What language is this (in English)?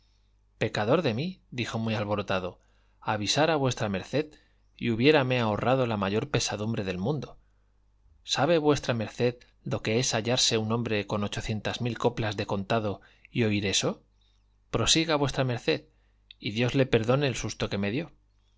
Spanish